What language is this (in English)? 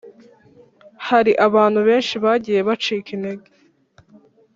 Kinyarwanda